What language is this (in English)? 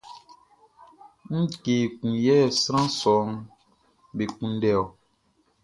Baoulé